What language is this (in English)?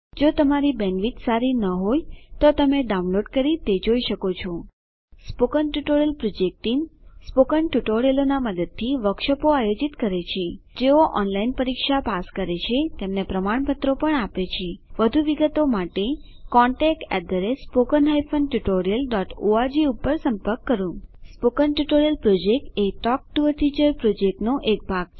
Gujarati